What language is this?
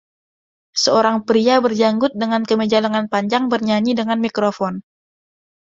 Indonesian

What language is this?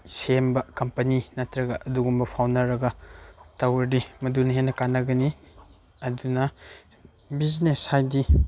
Manipuri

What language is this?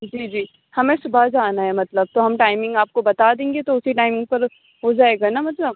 Urdu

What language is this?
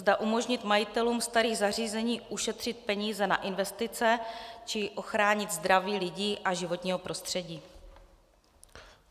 Czech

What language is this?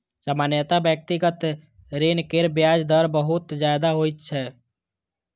Maithili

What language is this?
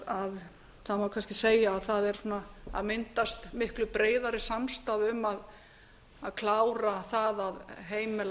Icelandic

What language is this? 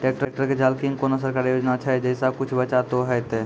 Maithili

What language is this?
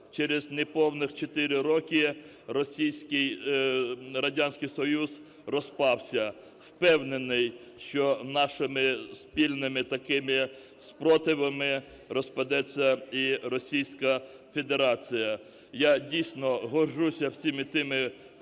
Ukrainian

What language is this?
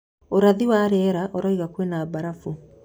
Kikuyu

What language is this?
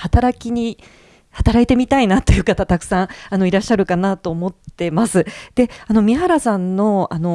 Japanese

